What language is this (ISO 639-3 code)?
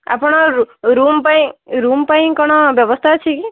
ori